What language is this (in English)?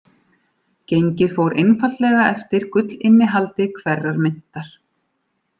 Icelandic